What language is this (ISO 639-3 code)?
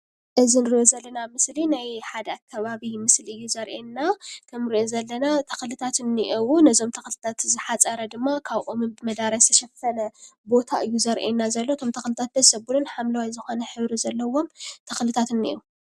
tir